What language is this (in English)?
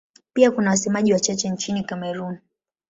Swahili